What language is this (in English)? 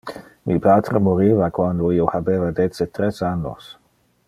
Interlingua